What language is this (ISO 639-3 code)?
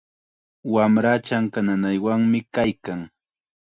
qxa